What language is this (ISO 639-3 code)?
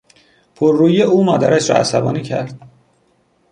fas